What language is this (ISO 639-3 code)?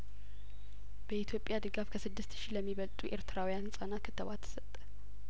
amh